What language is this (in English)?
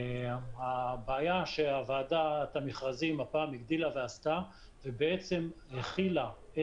Hebrew